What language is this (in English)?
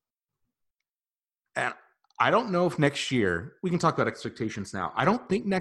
English